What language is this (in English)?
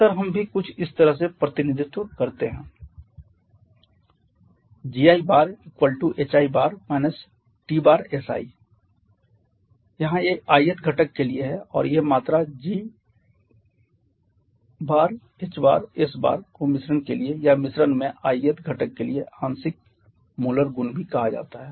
Hindi